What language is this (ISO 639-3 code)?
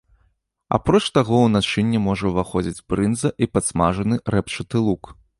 bel